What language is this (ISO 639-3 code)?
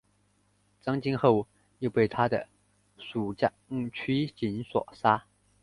zho